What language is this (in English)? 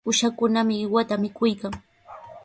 Sihuas Ancash Quechua